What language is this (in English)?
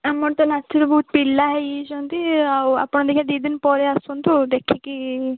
Odia